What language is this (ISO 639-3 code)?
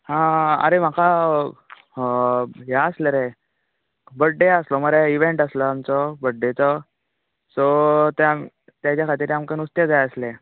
kok